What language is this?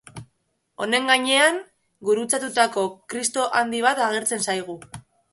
Basque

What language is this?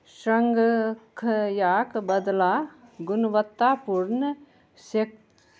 Maithili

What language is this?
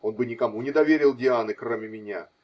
Russian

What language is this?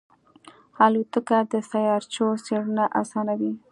Pashto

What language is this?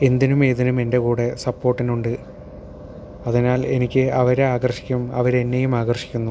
Malayalam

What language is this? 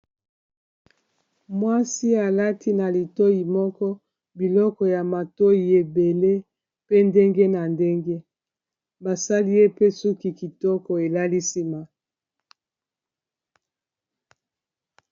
Lingala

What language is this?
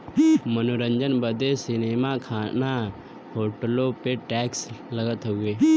Bhojpuri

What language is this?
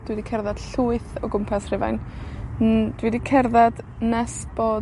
Welsh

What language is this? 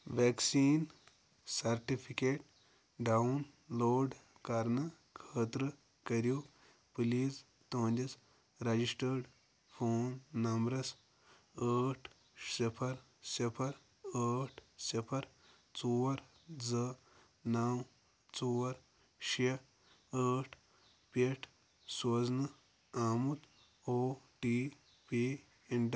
Kashmiri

